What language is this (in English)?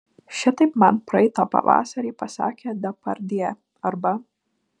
Lithuanian